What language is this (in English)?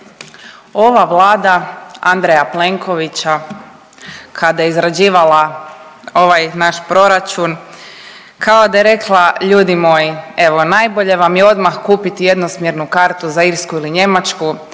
Croatian